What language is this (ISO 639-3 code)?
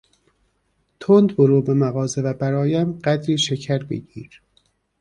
fas